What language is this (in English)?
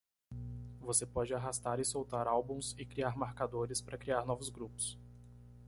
Portuguese